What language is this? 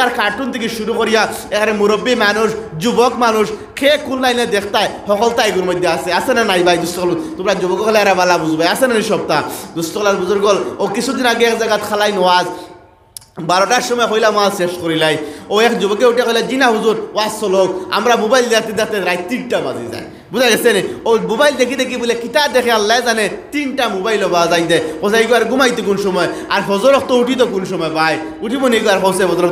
Bangla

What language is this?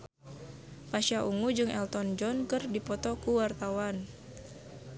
Sundanese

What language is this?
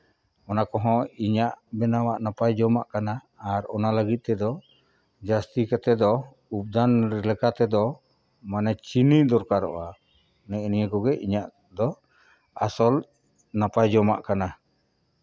Santali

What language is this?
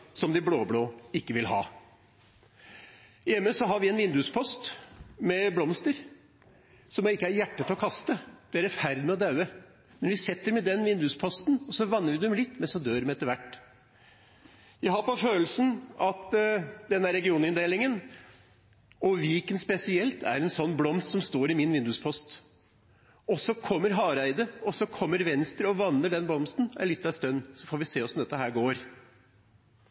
Norwegian Bokmål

